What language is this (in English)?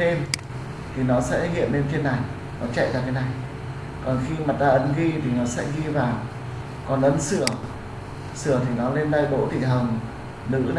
Vietnamese